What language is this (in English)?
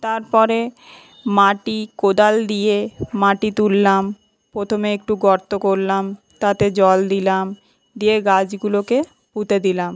Bangla